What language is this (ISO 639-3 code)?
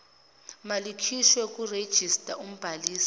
zul